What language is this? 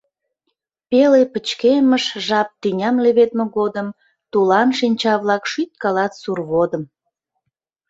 Mari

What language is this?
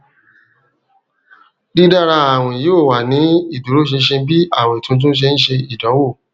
Yoruba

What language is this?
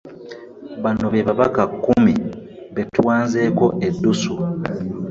Ganda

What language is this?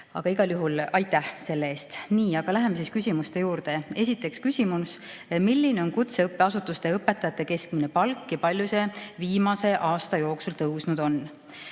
Estonian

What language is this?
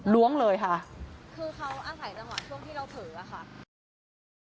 Thai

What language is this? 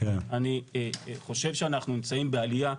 Hebrew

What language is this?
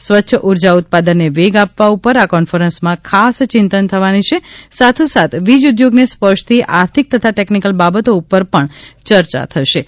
Gujarati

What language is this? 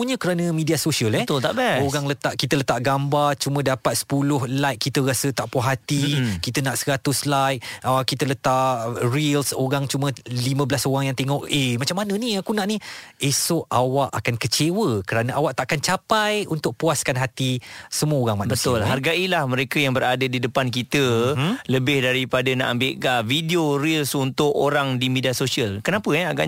Malay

